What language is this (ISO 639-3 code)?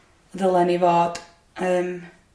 cym